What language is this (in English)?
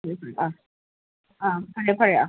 Manipuri